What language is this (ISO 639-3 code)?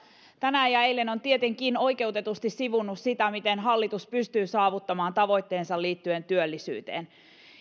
fin